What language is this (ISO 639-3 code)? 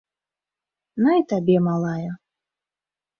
bel